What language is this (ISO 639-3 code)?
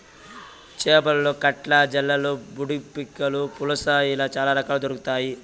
tel